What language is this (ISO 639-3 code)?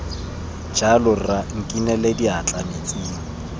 tsn